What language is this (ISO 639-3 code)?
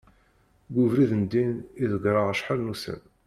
kab